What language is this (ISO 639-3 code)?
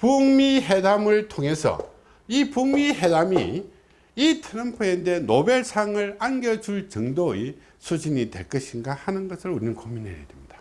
kor